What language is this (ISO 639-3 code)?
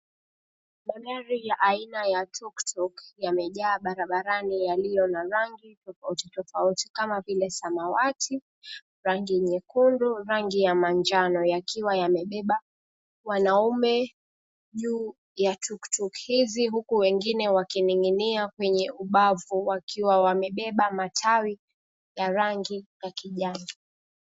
swa